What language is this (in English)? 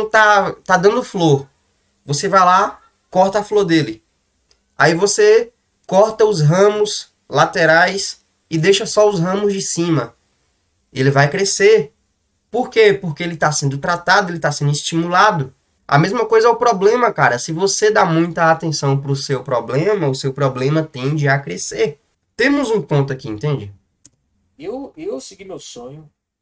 Portuguese